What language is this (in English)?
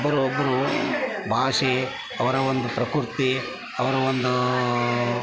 Kannada